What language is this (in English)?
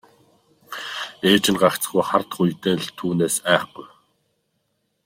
Mongolian